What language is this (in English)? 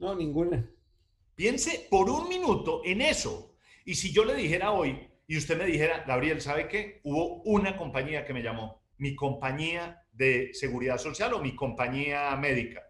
Spanish